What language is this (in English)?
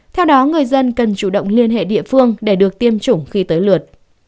Vietnamese